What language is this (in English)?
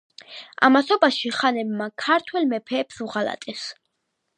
Georgian